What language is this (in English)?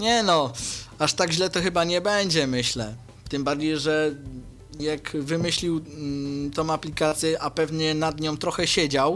Polish